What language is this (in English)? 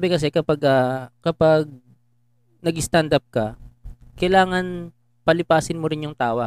Filipino